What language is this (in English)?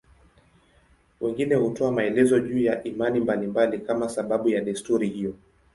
Swahili